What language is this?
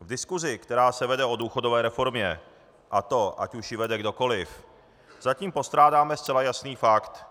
Czech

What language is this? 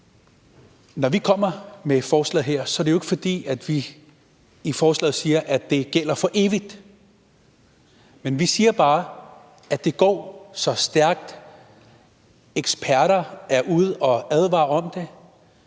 Danish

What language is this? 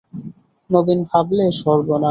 Bangla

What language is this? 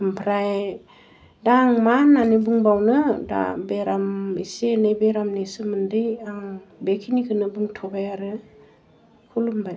Bodo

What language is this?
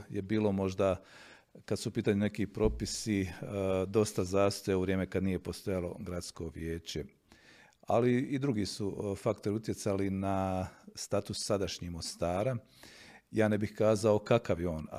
Croatian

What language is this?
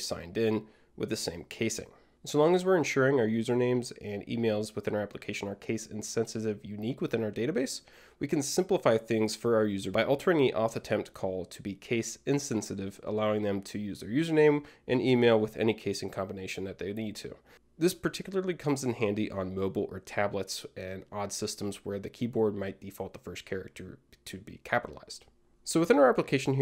English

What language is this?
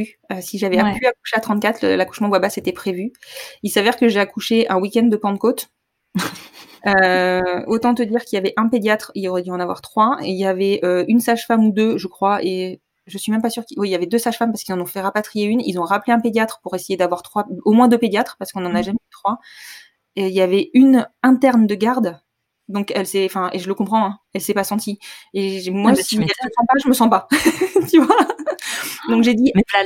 French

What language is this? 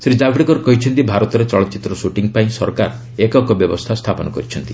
Odia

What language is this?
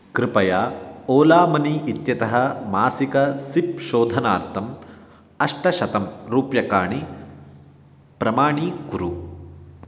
Sanskrit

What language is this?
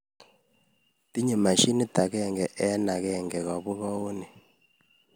Kalenjin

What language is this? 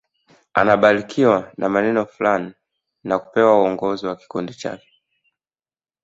Swahili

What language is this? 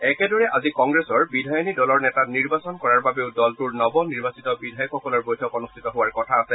Assamese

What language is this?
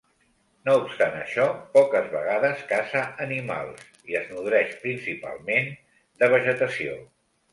Catalan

